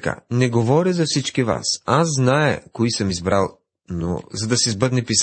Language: Bulgarian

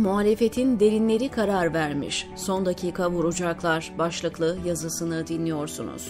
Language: Turkish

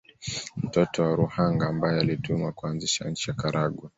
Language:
Swahili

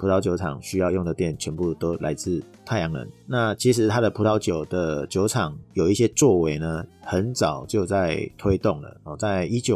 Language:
Chinese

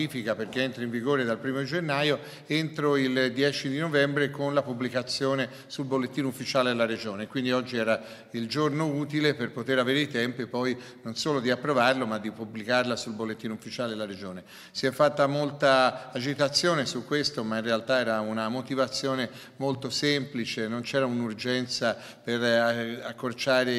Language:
Italian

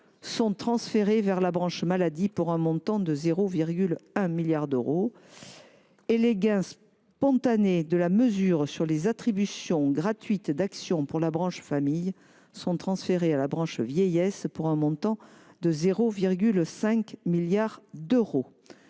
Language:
French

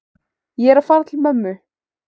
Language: Icelandic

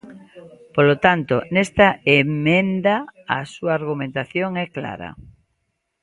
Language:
Galician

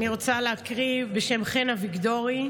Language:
Hebrew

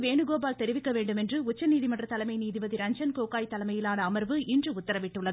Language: Tamil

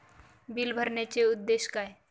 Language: Marathi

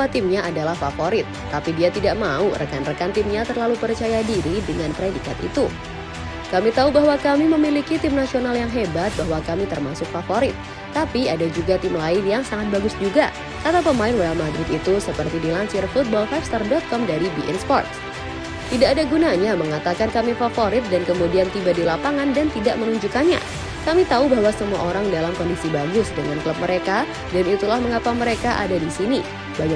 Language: Indonesian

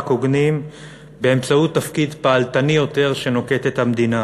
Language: Hebrew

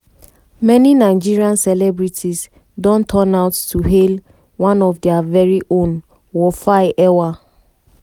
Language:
Nigerian Pidgin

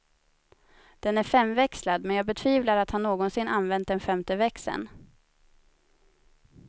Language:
Swedish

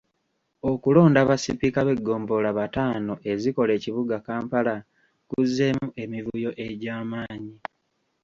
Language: Ganda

